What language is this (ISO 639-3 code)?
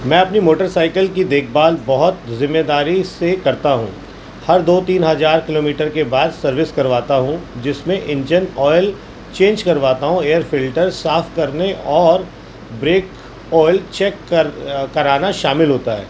urd